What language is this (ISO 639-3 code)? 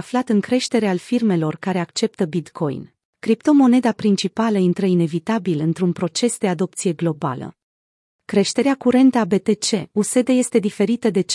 ron